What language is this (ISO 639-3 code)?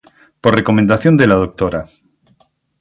spa